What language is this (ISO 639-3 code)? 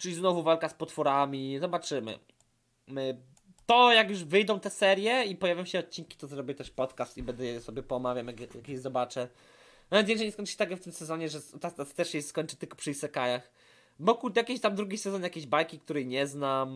pol